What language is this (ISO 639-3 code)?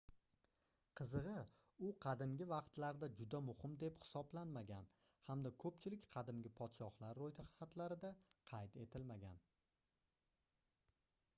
uzb